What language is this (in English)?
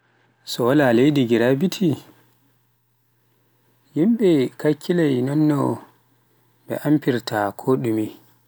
Pular